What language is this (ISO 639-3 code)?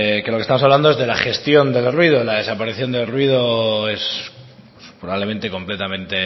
spa